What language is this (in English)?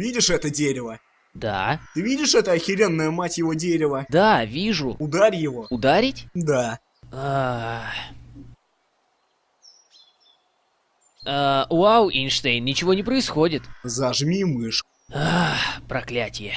Russian